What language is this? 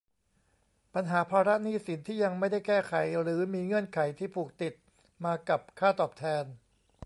Thai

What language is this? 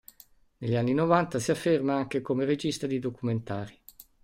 Italian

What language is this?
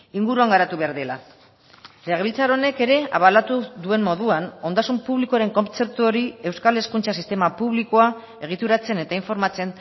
Basque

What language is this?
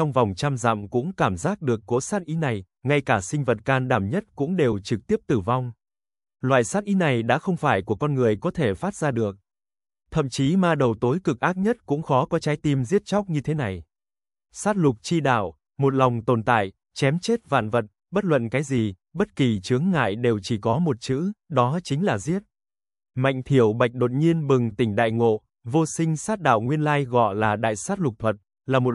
Vietnamese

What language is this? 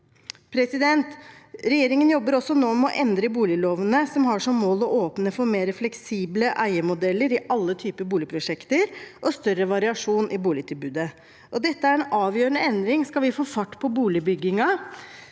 Norwegian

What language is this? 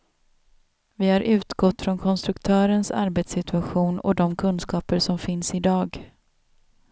Swedish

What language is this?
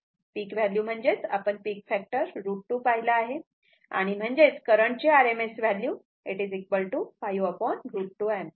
Marathi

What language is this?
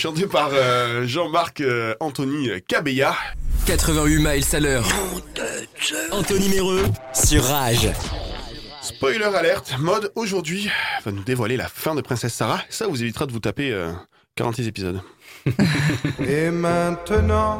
French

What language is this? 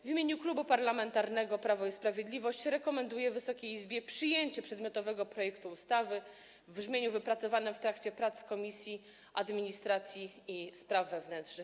Polish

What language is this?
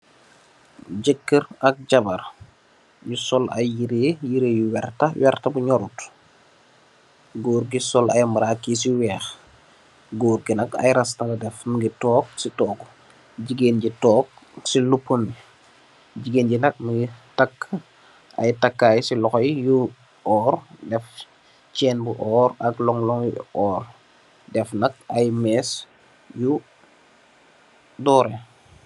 Wolof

